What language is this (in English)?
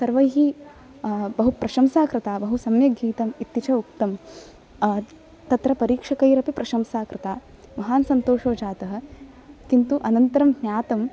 Sanskrit